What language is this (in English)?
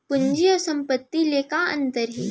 Chhattisgarhi